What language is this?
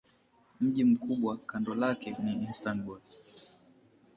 Swahili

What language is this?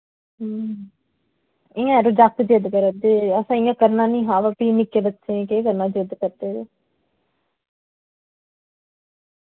Dogri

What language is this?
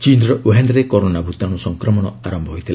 Odia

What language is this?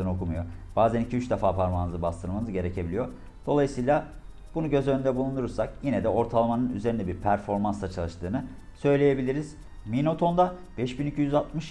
Turkish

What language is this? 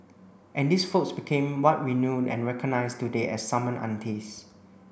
English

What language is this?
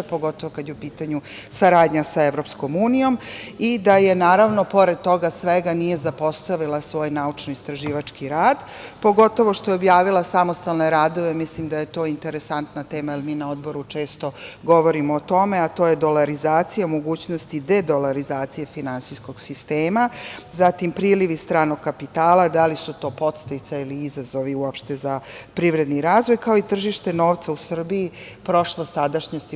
Serbian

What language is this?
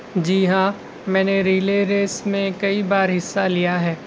Urdu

